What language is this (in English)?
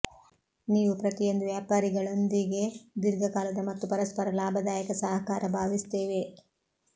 Kannada